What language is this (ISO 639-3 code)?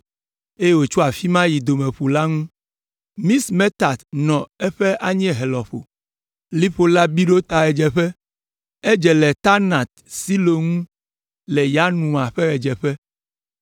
ewe